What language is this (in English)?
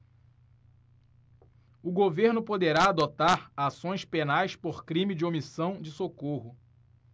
Portuguese